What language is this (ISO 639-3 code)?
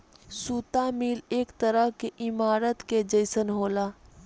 bho